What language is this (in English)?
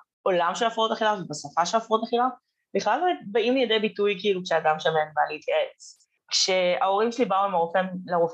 Hebrew